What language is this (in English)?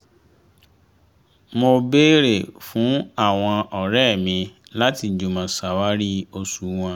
Yoruba